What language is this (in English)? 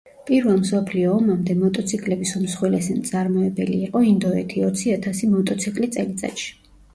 Georgian